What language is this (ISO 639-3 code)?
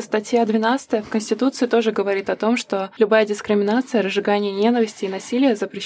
rus